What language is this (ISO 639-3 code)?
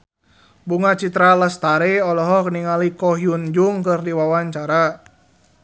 sun